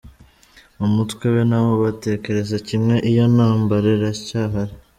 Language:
Kinyarwanda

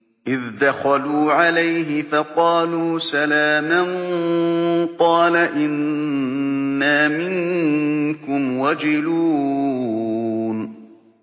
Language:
Arabic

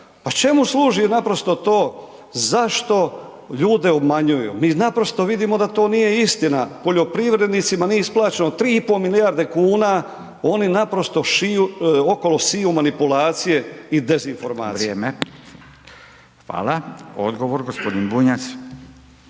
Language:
Croatian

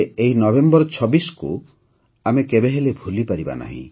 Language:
Odia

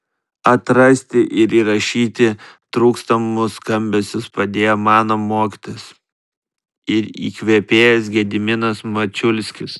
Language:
Lithuanian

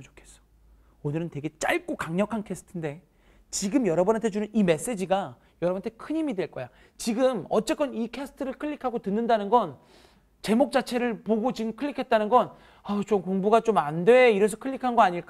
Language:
Korean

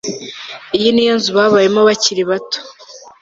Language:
Kinyarwanda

